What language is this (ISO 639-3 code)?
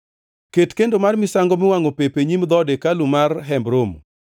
luo